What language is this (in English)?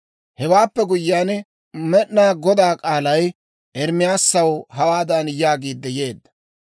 Dawro